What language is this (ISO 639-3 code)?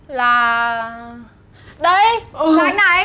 vie